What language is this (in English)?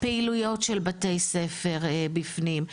Hebrew